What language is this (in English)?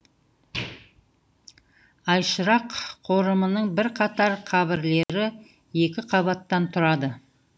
Kazakh